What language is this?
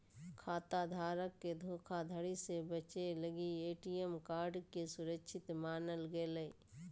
Magahi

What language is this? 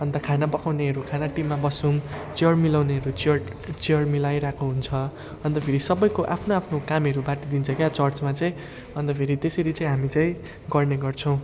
Nepali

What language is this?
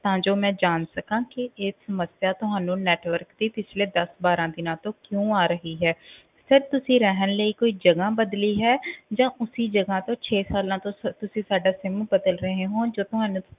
Punjabi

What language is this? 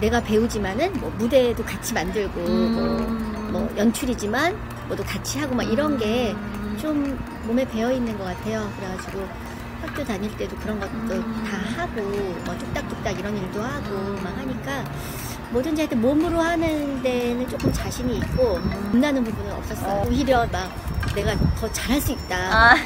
Korean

